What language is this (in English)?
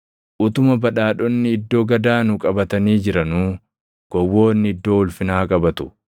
Oromo